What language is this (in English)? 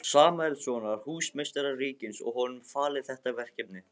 Icelandic